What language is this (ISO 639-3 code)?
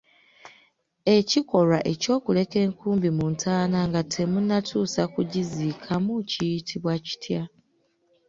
lug